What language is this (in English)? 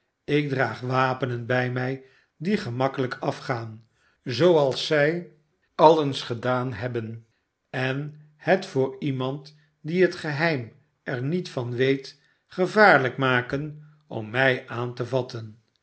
Dutch